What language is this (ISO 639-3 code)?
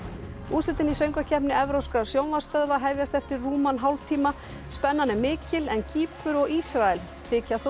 isl